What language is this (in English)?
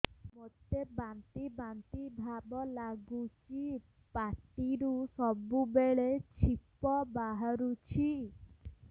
Odia